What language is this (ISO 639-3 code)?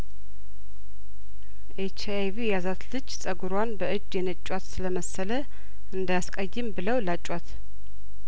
amh